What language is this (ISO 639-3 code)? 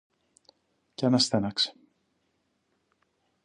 ell